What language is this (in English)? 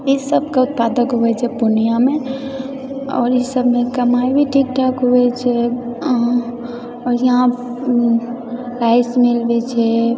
Maithili